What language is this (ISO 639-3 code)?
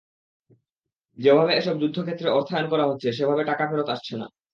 ben